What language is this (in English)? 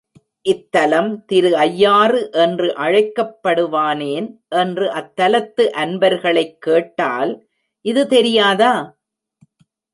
Tamil